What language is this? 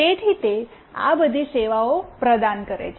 Gujarati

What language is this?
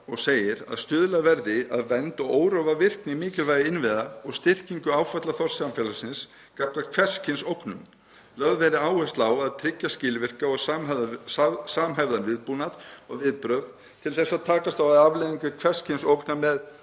Icelandic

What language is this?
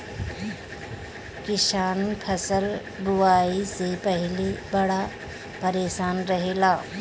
Bhojpuri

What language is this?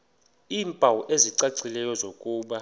Xhosa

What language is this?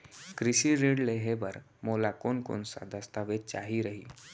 Chhattisgarhi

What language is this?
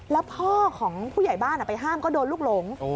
Thai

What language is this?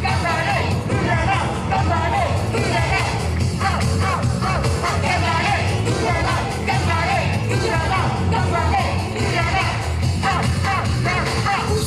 Japanese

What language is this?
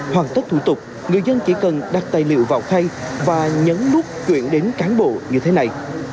Vietnamese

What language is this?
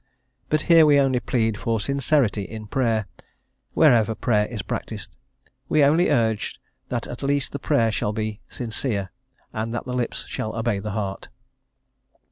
English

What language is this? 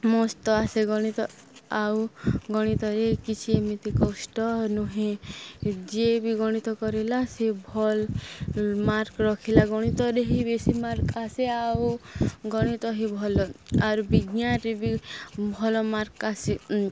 Odia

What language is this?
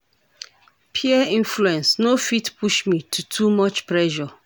Nigerian Pidgin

